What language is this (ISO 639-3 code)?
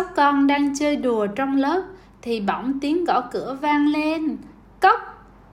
vie